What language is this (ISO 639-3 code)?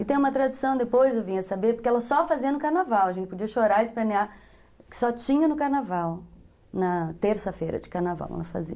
por